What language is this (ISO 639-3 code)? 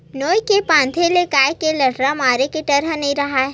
hne